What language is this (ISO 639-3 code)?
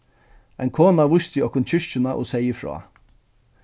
fao